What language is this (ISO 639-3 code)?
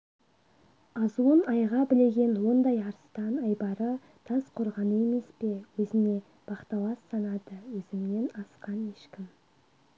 kaz